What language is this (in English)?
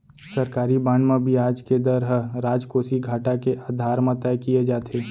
Chhattisgarhi